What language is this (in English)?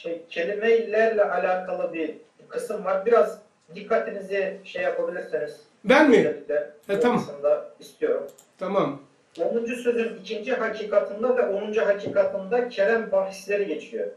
Turkish